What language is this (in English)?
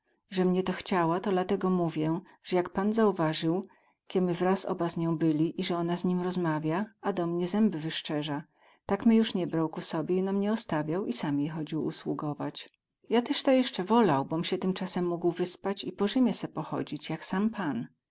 Polish